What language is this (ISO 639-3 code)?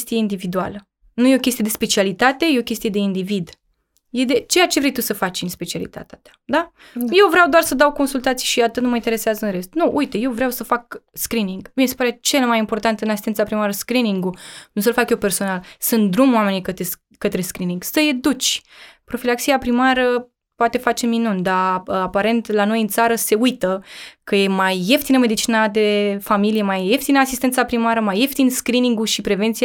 ron